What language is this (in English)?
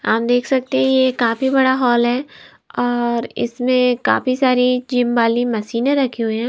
Hindi